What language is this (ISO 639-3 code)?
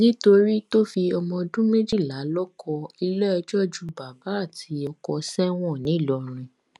yor